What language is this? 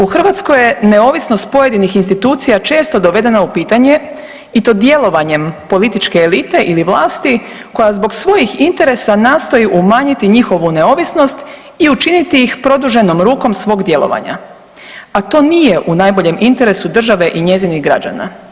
Croatian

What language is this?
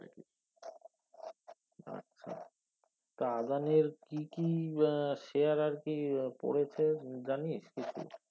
Bangla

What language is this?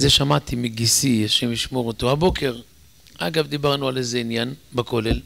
Hebrew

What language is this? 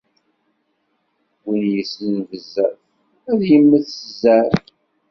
Kabyle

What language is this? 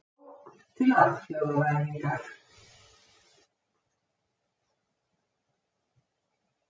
Icelandic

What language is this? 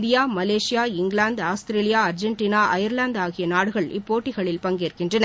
Tamil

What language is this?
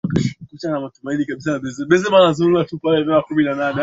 Swahili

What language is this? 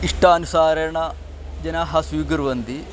Sanskrit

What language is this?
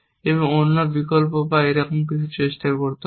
Bangla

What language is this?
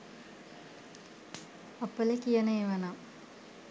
Sinhala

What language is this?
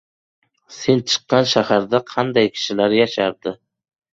Uzbek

